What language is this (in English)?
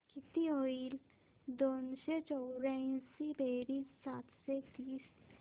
Marathi